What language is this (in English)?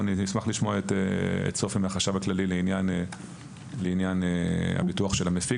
Hebrew